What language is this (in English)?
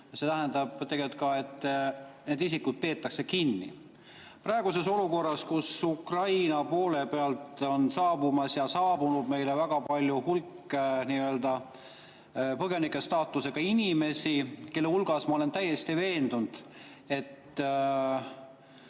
Estonian